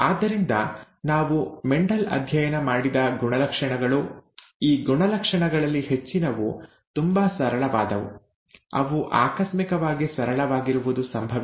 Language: Kannada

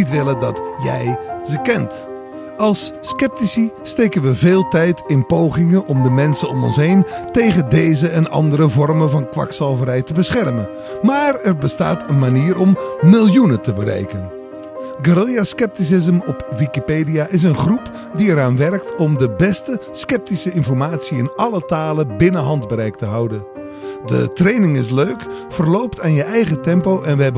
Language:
Dutch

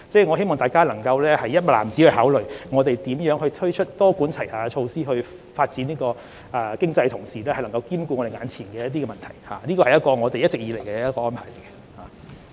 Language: Cantonese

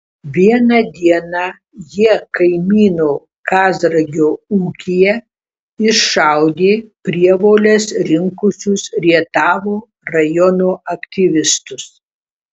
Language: Lithuanian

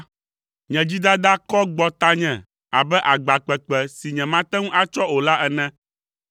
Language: Ewe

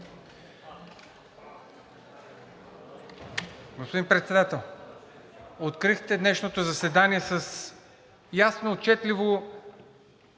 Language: Bulgarian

